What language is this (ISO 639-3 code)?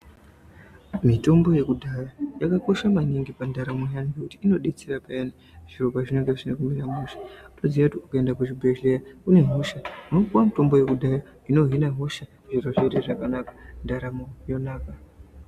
ndc